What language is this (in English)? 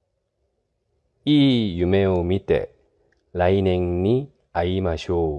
Japanese